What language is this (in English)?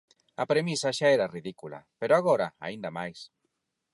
Galician